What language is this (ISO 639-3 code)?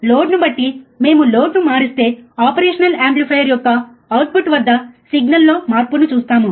tel